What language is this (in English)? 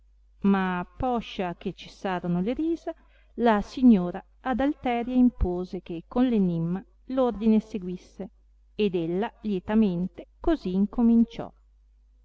Italian